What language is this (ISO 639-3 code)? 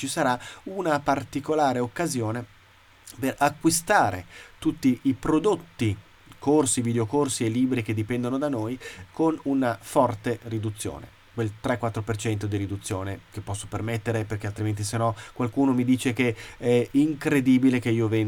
ita